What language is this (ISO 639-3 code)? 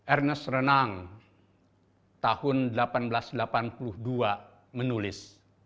ind